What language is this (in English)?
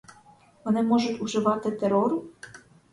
Ukrainian